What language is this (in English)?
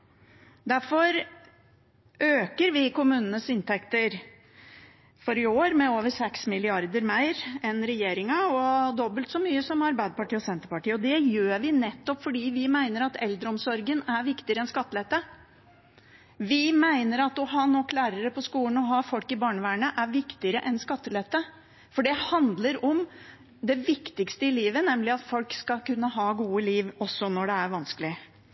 Norwegian Bokmål